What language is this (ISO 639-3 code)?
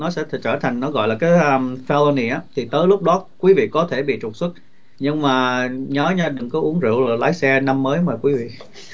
vie